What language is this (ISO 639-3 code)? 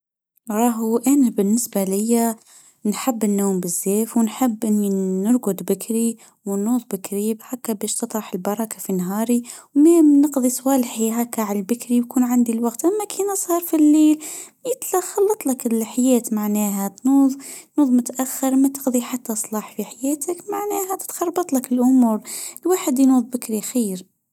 aeb